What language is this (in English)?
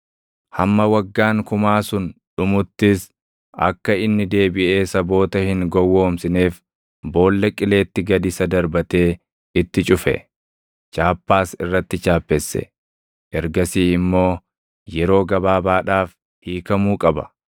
Oromo